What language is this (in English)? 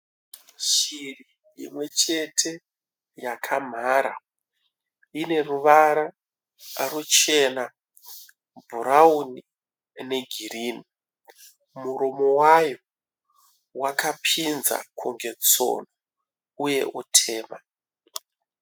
Shona